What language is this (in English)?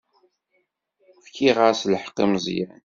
Kabyle